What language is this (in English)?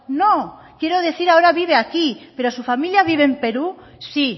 Spanish